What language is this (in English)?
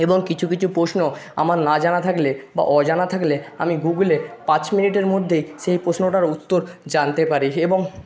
Bangla